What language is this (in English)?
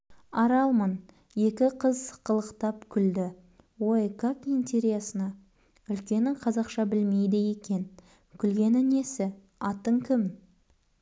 Kazakh